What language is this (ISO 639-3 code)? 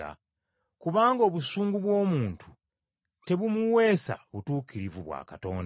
lug